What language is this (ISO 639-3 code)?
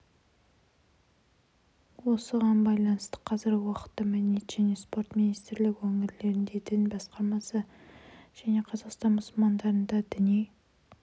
kaz